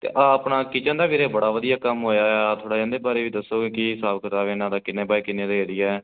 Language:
Punjabi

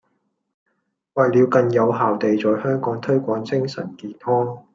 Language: Cantonese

